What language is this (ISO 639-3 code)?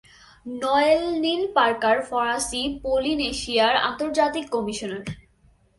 ben